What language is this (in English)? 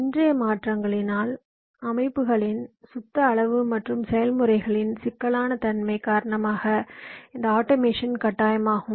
Tamil